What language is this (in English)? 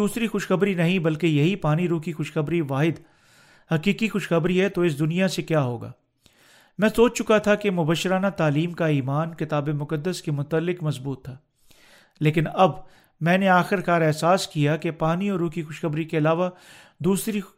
Urdu